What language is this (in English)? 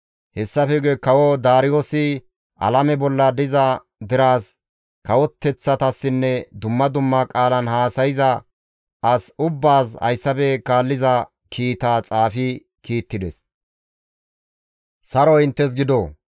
Gamo